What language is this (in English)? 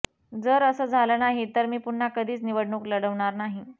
Marathi